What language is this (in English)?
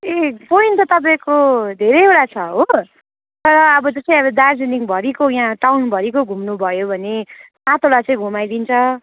Nepali